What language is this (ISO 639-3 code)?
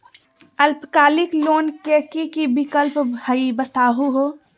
mag